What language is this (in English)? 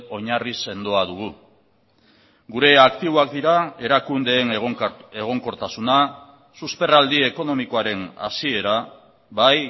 Basque